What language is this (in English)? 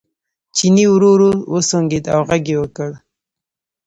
Pashto